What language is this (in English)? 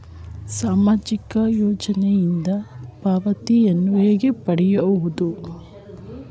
Kannada